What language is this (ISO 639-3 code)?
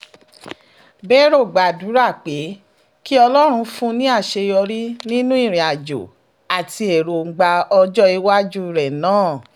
yor